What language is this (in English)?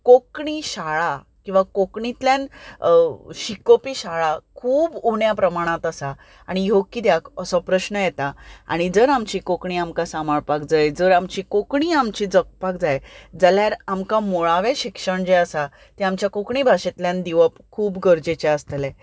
Konkani